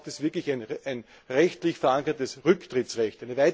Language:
German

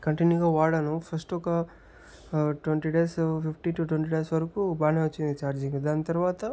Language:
Telugu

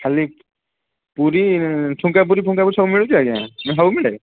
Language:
Odia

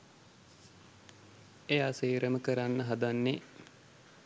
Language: Sinhala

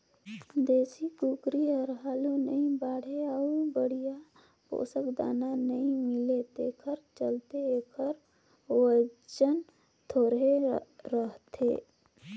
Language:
Chhattisgarhi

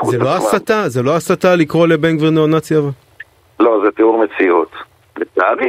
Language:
Hebrew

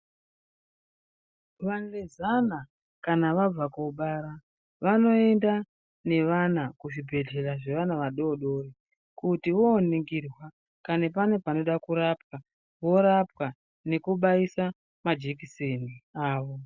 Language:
Ndau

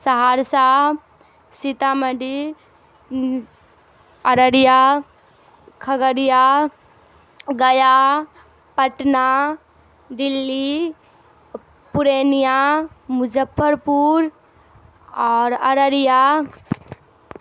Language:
Urdu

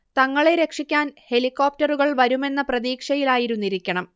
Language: Malayalam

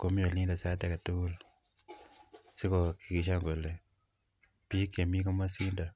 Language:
Kalenjin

